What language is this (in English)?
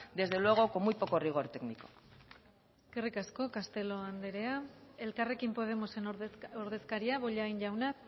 Basque